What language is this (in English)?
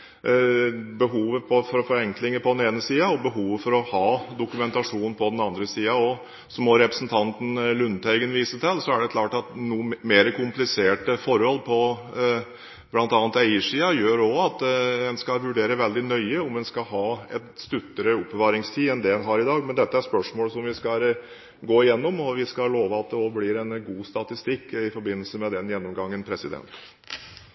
Norwegian Bokmål